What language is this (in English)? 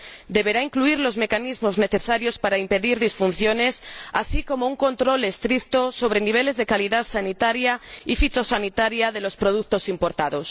Spanish